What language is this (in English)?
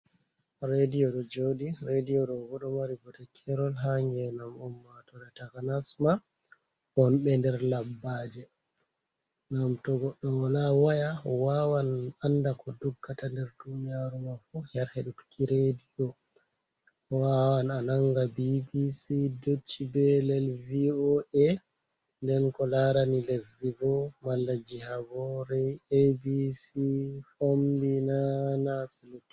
Fula